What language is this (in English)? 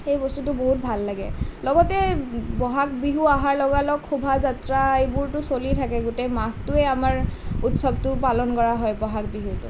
Assamese